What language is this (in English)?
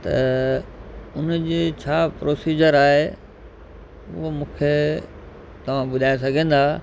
Sindhi